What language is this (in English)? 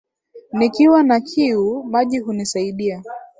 Swahili